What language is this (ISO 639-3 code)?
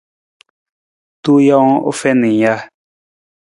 nmz